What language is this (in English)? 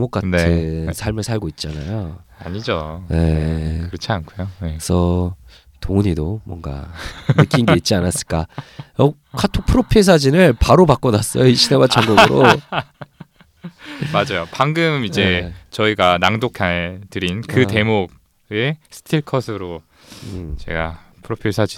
Korean